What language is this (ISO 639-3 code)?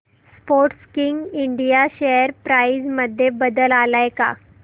mar